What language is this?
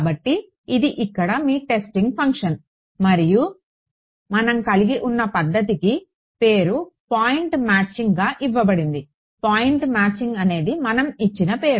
Telugu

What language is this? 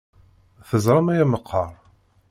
Kabyle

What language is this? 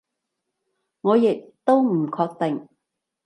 Cantonese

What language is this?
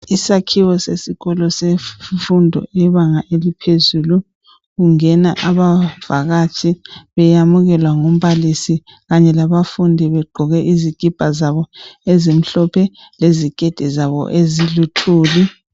North Ndebele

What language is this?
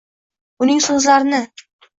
Uzbek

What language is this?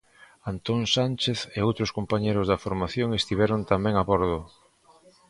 Galician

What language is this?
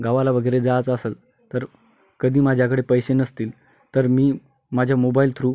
Marathi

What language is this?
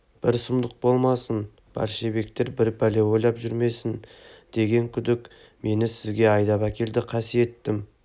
Kazakh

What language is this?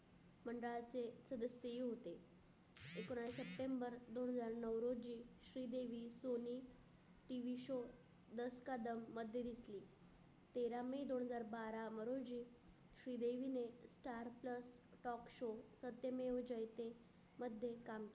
Marathi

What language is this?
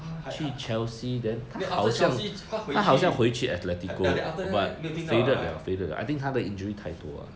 English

